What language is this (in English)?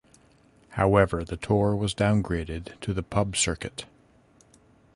English